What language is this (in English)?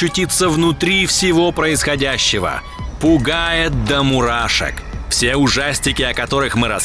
Russian